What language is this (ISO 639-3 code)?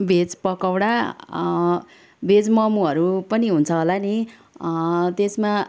nep